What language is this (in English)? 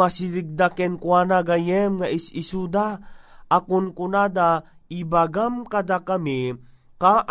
Filipino